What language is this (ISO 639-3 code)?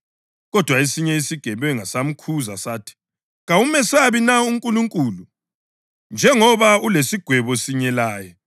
nde